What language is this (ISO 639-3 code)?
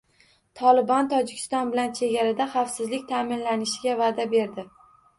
uzb